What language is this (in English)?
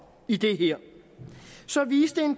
Danish